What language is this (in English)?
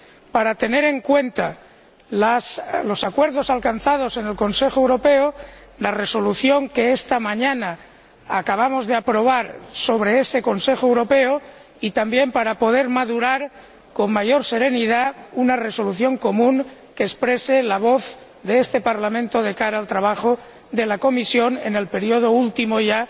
Spanish